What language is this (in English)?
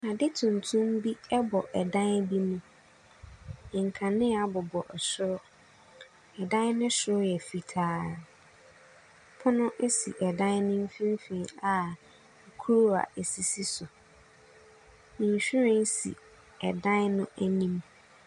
Akan